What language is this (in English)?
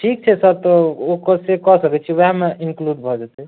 Maithili